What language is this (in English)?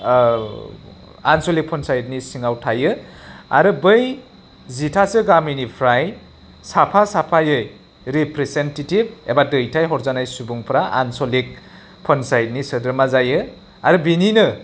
Bodo